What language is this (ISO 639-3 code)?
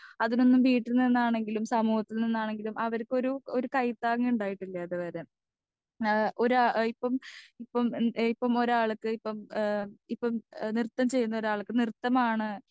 mal